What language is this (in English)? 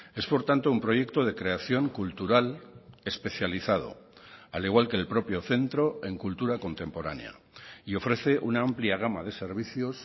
Spanish